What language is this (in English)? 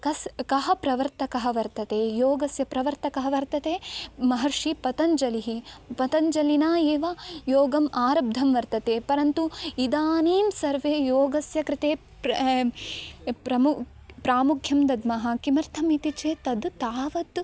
Sanskrit